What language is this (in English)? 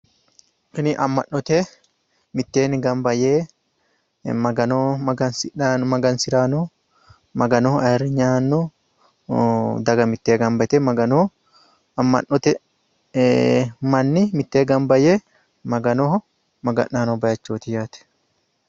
Sidamo